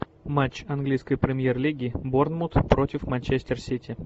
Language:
Russian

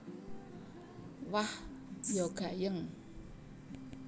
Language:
Javanese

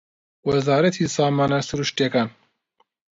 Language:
Central Kurdish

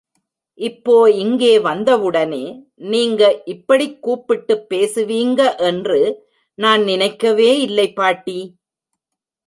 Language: Tamil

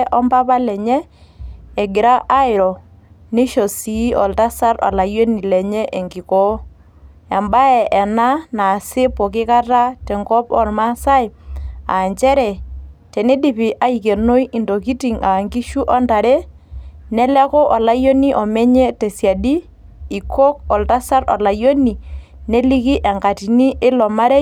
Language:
Masai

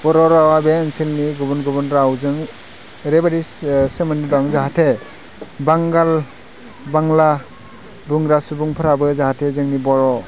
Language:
Bodo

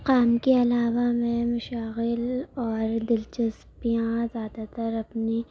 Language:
Urdu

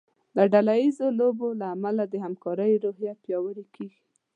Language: Pashto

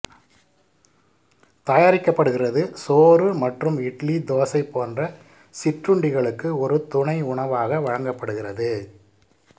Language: Tamil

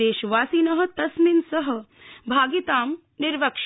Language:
Sanskrit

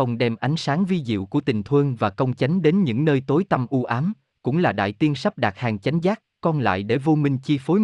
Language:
Vietnamese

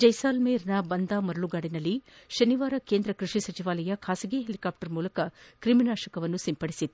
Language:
Kannada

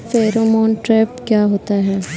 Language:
Hindi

